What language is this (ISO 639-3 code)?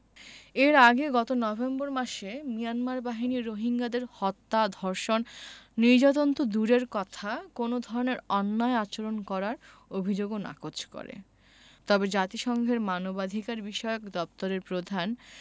ben